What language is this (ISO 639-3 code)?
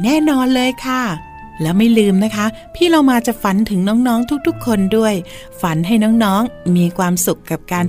tha